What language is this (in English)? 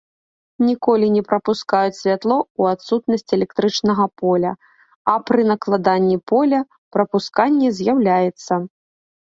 Belarusian